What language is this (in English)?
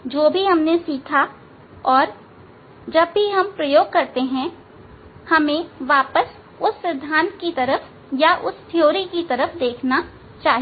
Hindi